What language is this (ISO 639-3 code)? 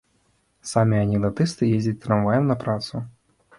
bel